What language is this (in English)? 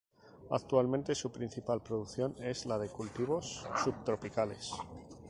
Spanish